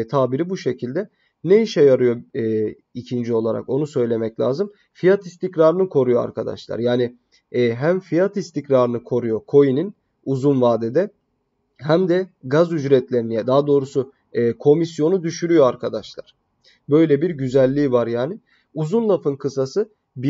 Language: Turkish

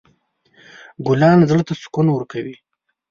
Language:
Pashto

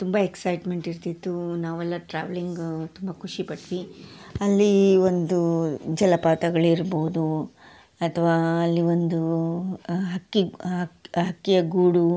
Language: Kannada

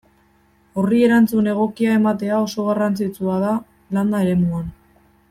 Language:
Basque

